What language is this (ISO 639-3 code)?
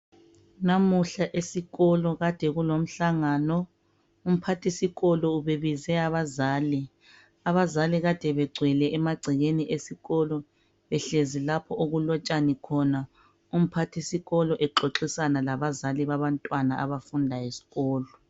nde